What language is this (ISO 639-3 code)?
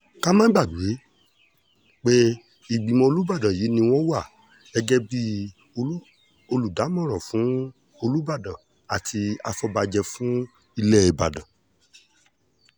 yor